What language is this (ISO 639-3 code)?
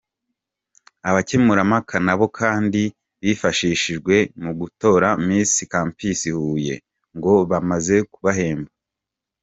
kin